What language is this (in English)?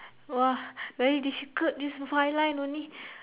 English